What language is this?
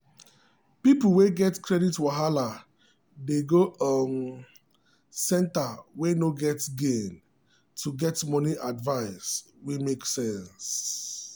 Nigerian Pidgin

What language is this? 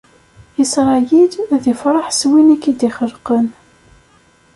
Kabyle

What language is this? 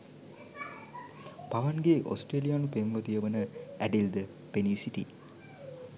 Sinhala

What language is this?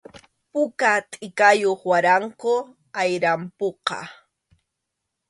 Arequipa-La Unión Quechua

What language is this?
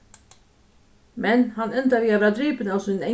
Faroese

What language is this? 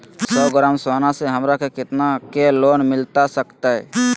Magahi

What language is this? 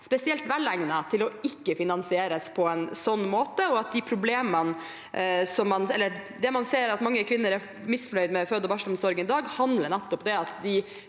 Norwegian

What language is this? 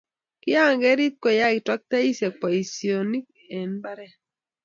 Kalenjin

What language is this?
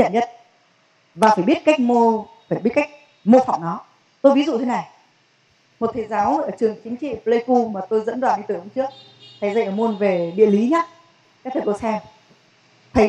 Vietnamese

